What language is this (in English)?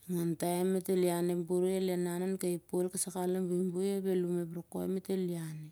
Siar-Lak